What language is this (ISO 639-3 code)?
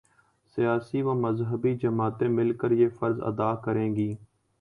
urd